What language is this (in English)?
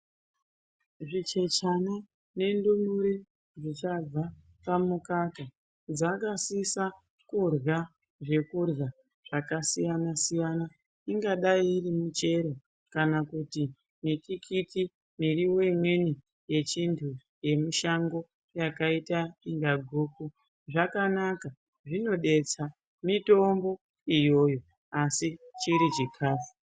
Ndau